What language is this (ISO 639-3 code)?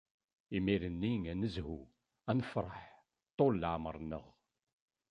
kab